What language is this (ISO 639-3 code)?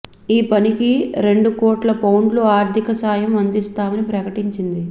tel